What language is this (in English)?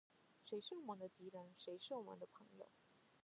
Chinese